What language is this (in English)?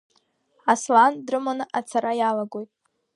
Abkhazian